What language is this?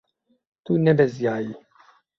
Kurdish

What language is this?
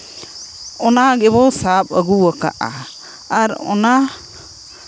Santali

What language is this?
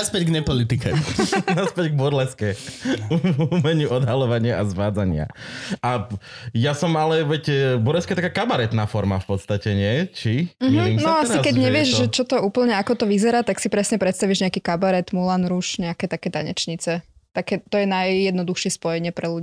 Slovak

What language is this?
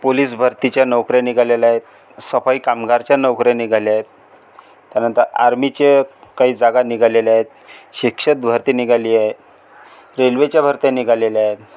Marathi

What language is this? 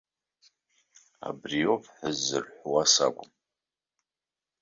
Abkhazian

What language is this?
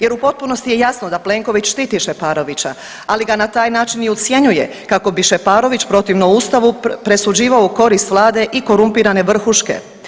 Croatian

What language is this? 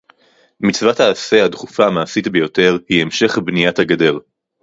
Hebrew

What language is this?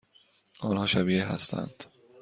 Persian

